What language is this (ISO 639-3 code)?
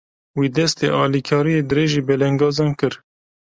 kur